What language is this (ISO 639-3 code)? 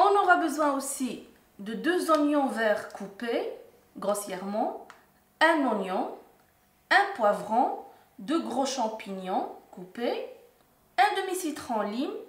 fra